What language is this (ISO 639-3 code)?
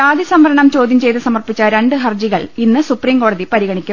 mal